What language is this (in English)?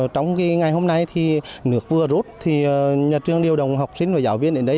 Vietnamese